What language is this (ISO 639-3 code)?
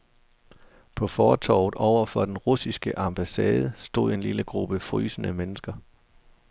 dan